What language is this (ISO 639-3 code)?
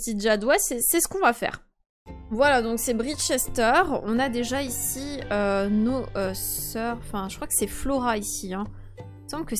fra